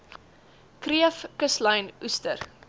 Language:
Afrikaans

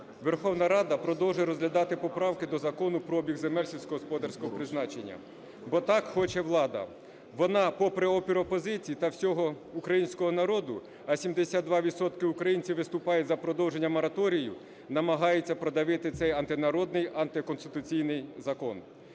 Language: Ukrainian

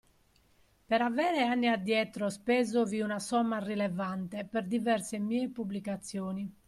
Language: Italian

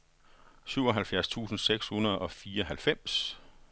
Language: Danish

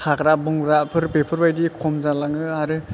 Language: Bodo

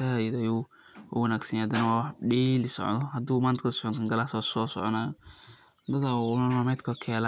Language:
Somali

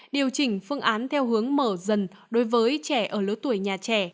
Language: Vietnamese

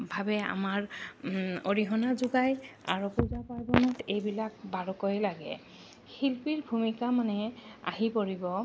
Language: Assamese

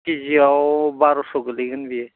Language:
Bodo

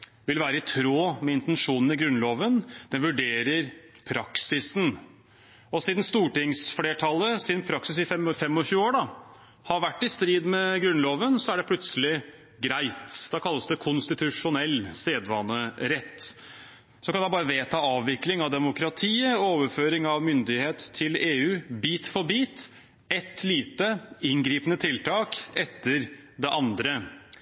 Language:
Norwegian Bokmål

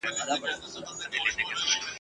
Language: Pashto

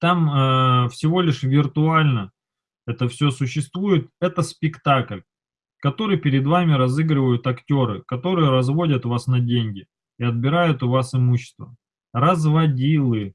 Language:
Russian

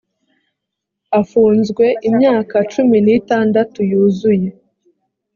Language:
Kinyarwanda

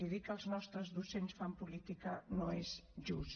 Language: Catalan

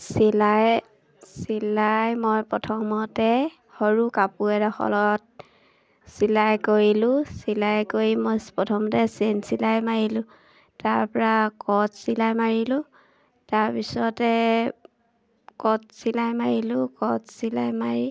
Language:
Assamese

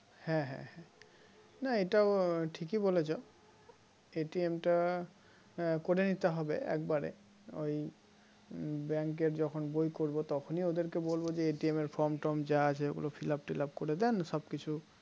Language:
Bangla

